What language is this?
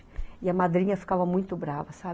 Portuguese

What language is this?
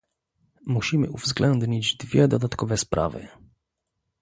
Polish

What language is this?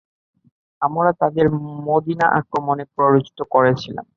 Bangla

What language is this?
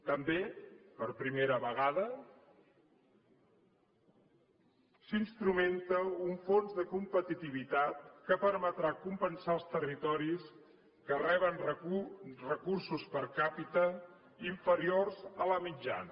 Catalan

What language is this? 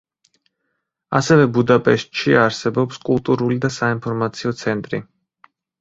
Georgian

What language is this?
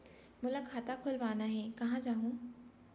Chhattisgarhi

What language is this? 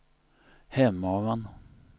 Swedish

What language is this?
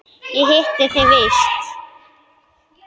Icelandic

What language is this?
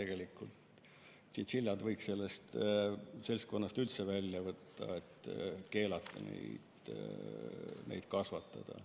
Estonian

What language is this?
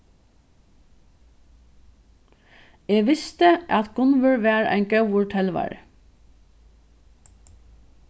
Faroese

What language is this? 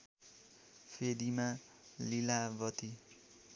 Nepali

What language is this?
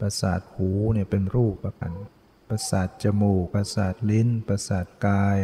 Thai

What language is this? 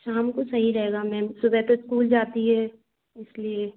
Hindi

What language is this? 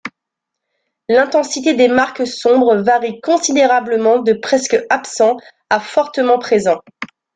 French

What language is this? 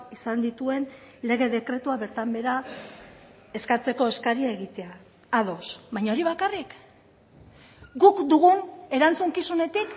Basque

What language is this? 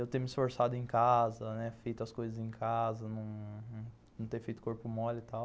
Portuguese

